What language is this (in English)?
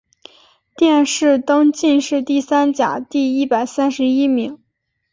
Chinese